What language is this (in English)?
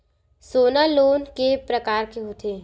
Chhattisgarhi